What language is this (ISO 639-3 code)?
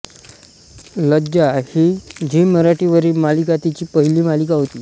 mar